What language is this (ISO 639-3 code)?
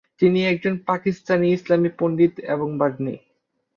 ben